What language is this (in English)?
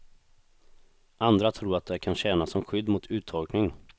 Swedish